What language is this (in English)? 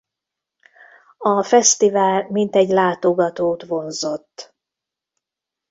Hungarian